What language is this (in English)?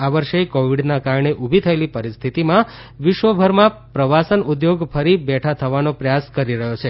Gujarati